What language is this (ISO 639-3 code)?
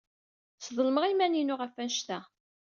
kab